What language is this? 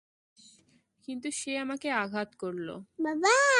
Bangla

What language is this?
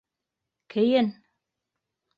Bashkir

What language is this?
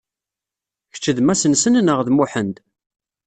Kabyle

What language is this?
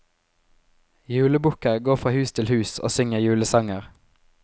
Norwegian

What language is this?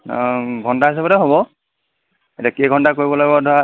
Assamese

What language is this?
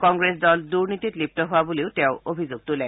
Assamese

